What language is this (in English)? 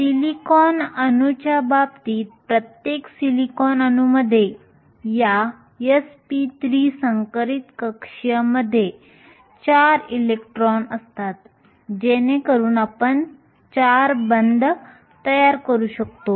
Marathi